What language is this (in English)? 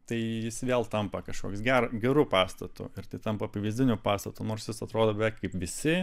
Lithuanian